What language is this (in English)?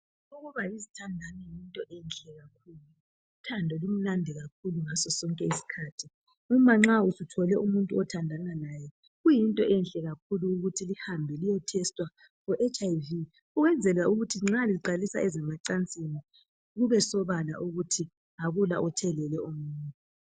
North Ndebele